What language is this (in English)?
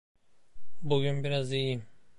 Turkish